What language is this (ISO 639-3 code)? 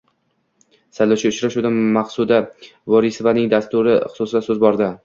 uzb